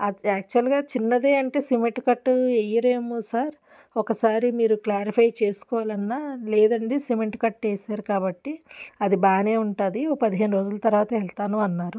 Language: Telugu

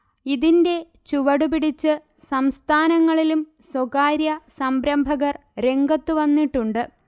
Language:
Malayalam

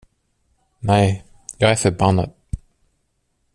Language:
Swedish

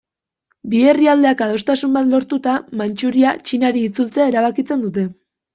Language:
Basque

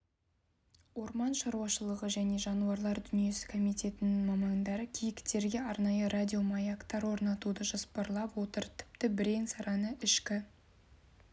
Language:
Kazakh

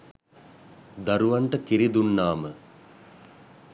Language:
Sinhala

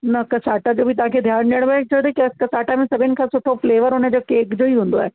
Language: Sindhi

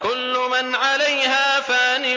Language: Arabic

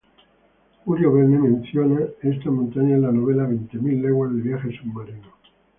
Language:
Spanish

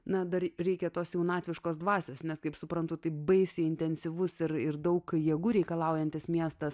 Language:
Lithuanian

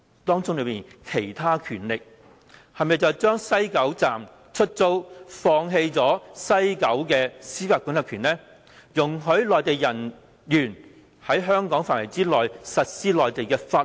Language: Cantonese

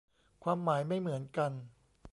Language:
Thai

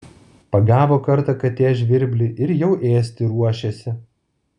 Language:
Lithuanian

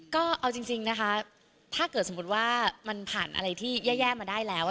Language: Thai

